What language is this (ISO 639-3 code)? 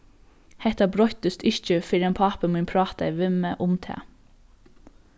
fao